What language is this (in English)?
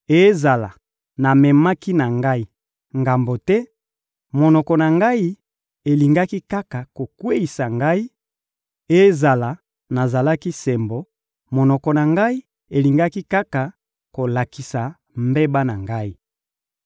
Lingala